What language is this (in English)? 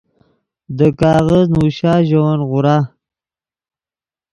Yidgha